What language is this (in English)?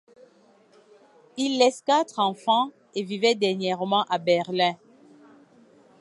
French